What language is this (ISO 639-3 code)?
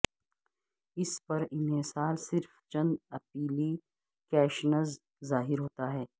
urd